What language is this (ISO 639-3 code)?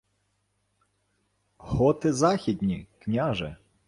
ukr